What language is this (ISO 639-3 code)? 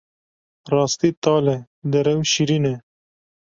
kur